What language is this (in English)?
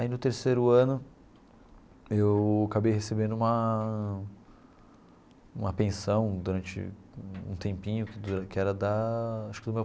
Portuguese